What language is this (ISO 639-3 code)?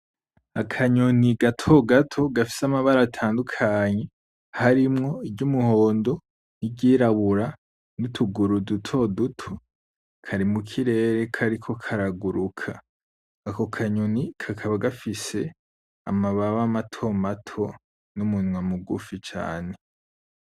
run